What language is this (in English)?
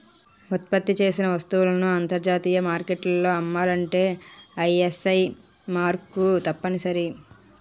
Telugu